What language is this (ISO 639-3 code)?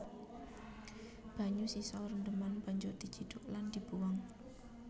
jav